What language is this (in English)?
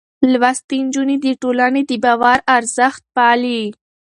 Pashto